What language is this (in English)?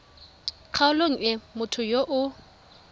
Tswana